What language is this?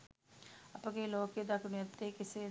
Sinhala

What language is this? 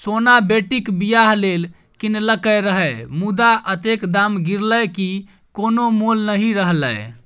Maithili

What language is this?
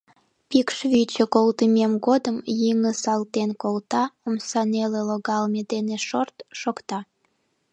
Mari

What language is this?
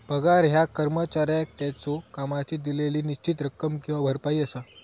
Marathi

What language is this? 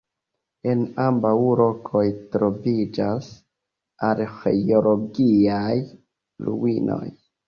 Esperanto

